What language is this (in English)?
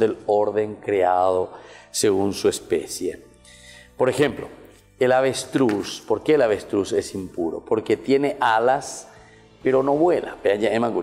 Spanish